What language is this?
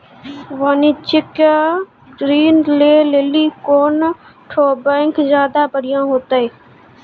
Maithili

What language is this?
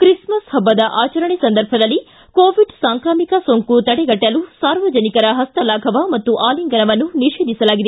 Kannada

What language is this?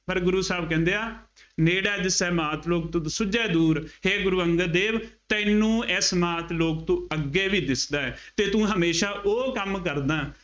Punjabi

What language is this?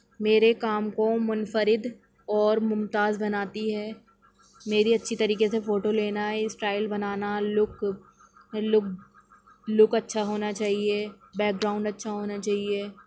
Urdu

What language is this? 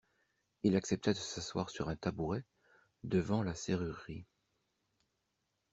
French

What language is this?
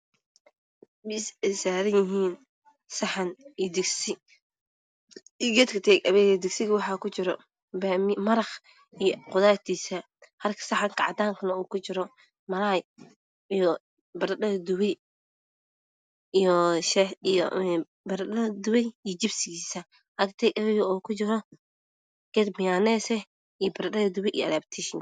Somali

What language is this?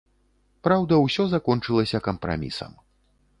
Belarusian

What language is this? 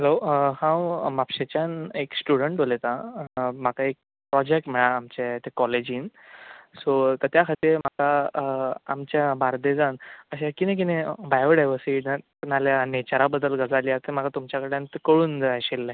Konkani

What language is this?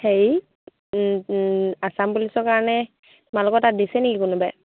Assamese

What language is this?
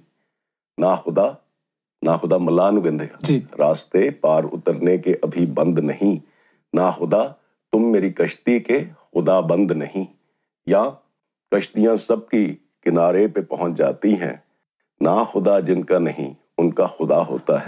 Punjabi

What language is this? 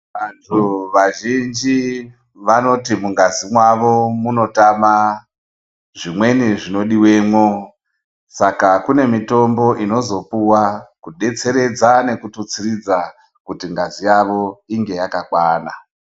Ndau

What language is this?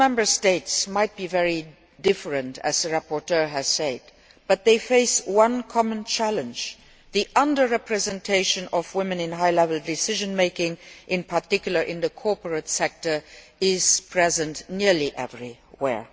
English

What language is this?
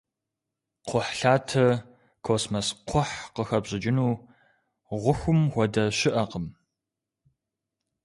Kabardian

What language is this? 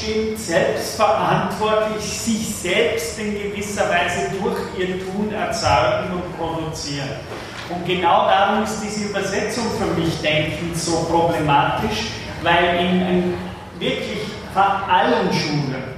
German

